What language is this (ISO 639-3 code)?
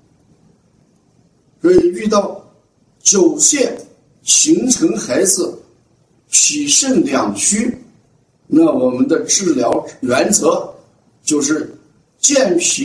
zho